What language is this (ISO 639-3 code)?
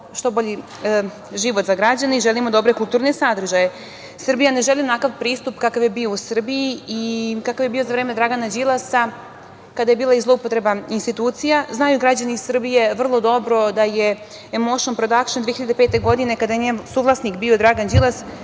srp